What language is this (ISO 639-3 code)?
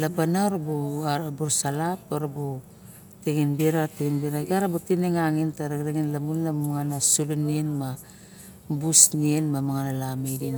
bjk